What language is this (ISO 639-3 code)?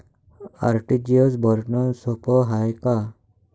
mar